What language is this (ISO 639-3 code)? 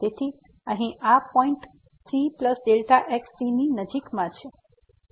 guj